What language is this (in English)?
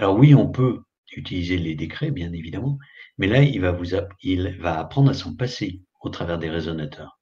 French